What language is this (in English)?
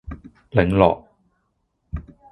Cantonese